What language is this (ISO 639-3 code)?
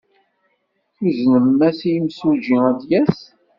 kab